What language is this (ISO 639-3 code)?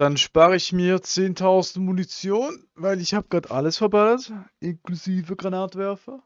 deu